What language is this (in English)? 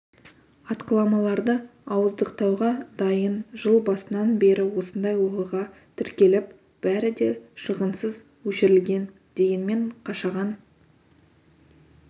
Kazakh